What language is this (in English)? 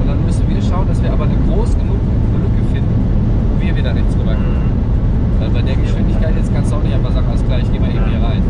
German